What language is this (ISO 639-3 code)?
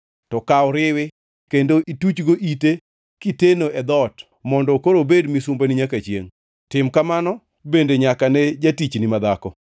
luo